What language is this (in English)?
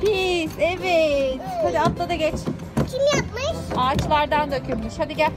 Turkish